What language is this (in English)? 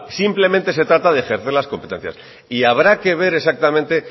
Spanish